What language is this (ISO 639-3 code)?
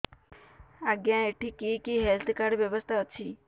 ori